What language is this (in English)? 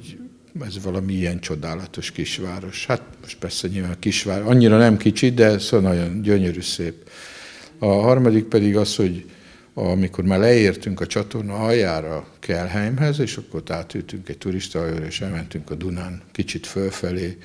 Hungarian